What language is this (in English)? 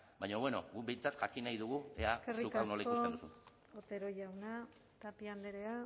Basque